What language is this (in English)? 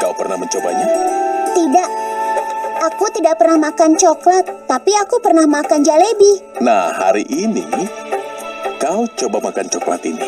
Indonesian